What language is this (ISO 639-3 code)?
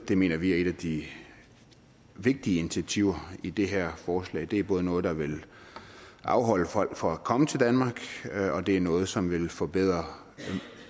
dan